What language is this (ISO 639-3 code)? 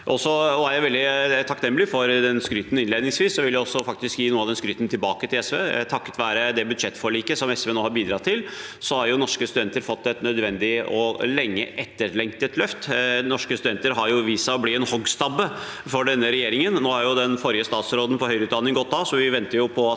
nor